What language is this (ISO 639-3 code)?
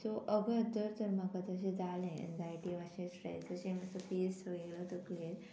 kok